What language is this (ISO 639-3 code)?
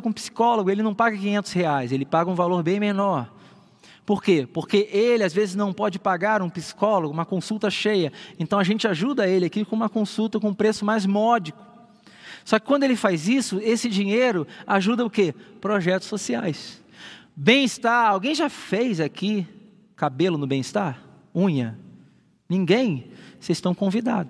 por